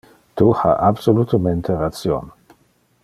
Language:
Interlingua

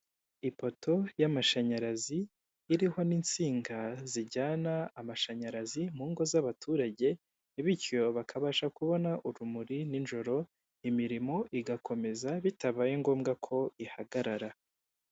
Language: Kinyarwanda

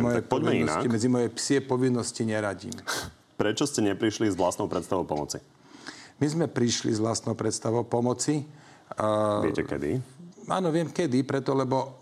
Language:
Slovak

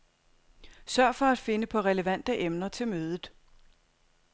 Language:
Danish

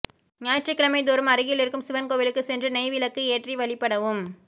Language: Tamil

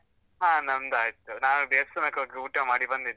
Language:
Kannada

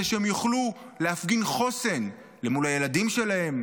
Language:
Hebrew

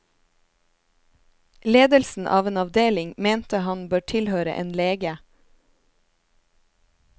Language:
Norwegian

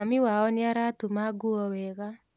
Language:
Kikuyu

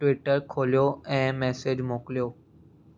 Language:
Sindhi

